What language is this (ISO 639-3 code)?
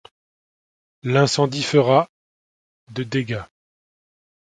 fra